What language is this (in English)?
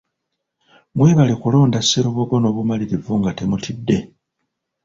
Ganda